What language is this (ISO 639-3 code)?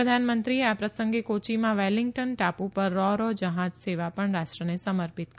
guj